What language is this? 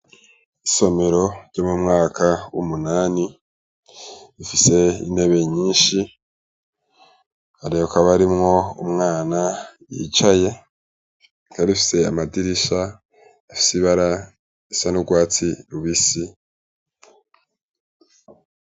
Rundi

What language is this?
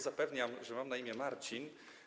Polish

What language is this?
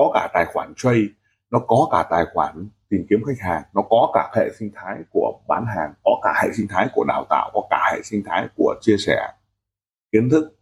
Vietnamese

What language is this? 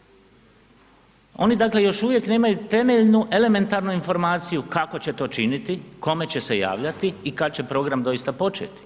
Croatian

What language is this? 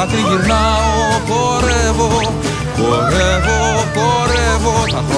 Greek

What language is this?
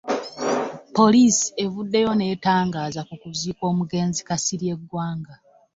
Ganda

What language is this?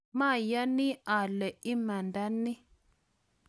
Kalenjin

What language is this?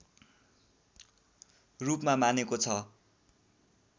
Nepali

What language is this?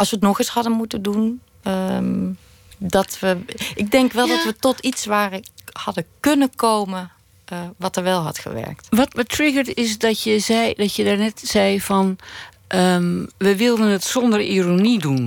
Dutch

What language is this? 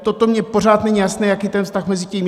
Czech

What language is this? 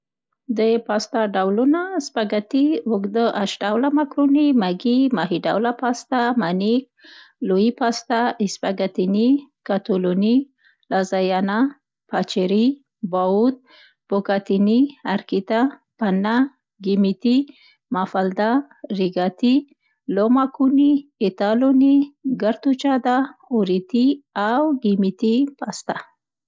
Central Pashto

